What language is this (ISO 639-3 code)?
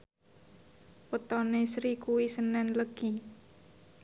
jav